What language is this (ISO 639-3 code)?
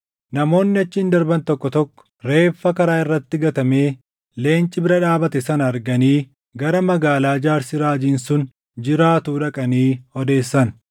orm